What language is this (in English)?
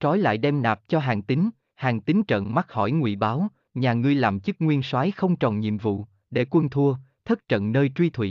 Vietnamese